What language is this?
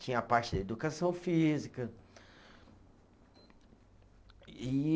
Portuguese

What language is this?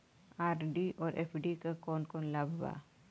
Bhojpuri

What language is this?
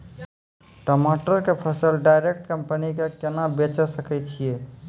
Maithili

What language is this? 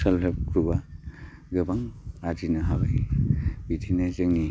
Bodo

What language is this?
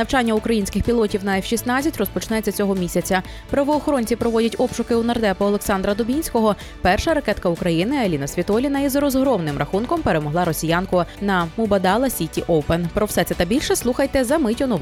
Ukrainian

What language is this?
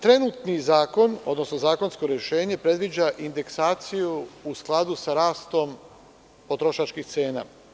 Serbian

